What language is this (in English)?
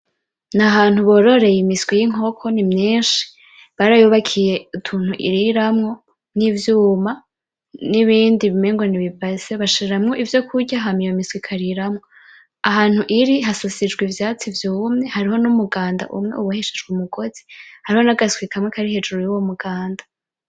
Rundi